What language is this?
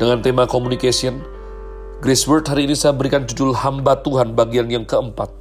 Indonesian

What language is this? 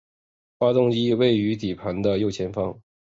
Chinese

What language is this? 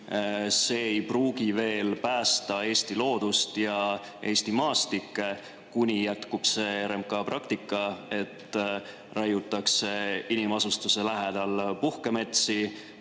Estonian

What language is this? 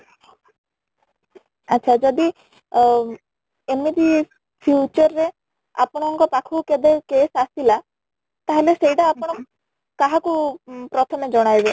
Odia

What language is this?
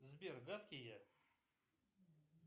Russian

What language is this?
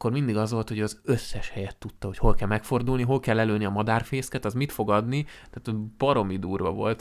Hungarian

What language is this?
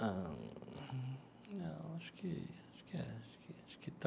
Portuguese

